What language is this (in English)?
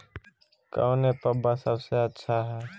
Magahi